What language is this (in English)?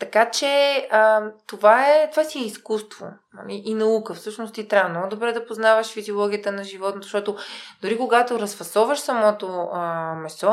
Bulgarian